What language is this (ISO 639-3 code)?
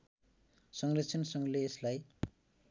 nep